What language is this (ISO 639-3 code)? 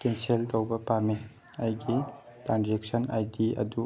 mni